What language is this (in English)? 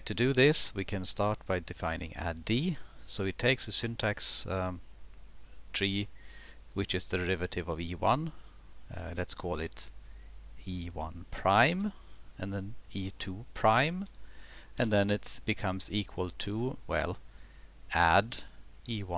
English